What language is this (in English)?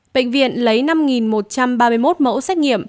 Vietnamese